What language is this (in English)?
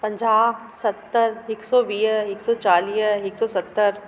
Sindhi